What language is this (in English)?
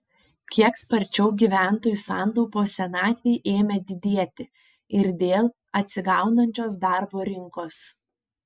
Lithuanian